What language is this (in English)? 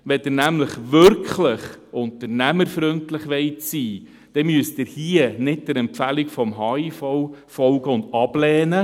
Swiss German